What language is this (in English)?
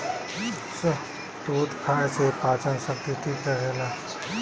Bhojpuri